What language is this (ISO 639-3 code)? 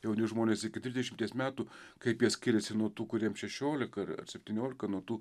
lit